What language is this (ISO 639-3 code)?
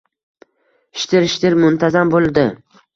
uzb